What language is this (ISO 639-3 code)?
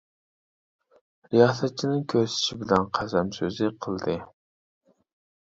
uig